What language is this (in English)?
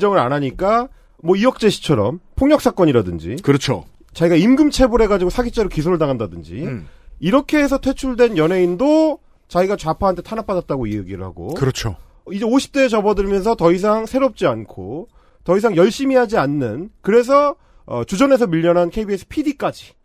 Korean